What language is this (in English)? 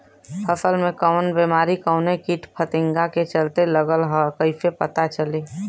Bhojpuri